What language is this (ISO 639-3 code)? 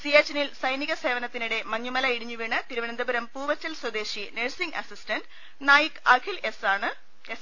mal